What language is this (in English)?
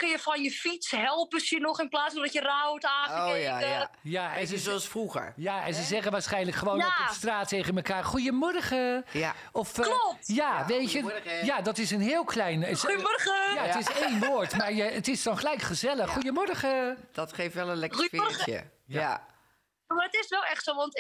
Dutch